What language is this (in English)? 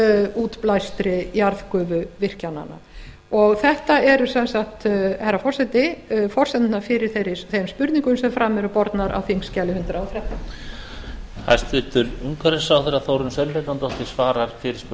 Icelandic